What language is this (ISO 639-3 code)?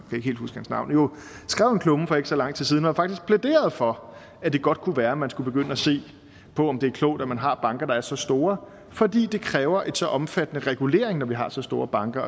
dan